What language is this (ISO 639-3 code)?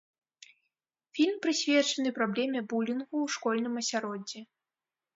bel